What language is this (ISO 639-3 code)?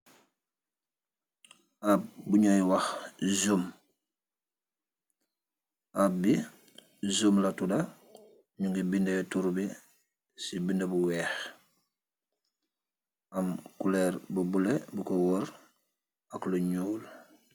wol